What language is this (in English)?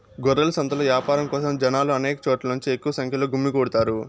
Telugu